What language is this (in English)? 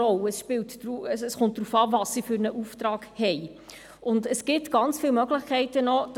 Swiss German